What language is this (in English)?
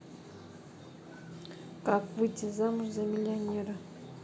Russian